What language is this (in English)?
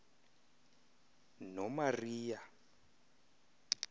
Xhosa